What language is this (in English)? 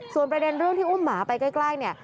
Thai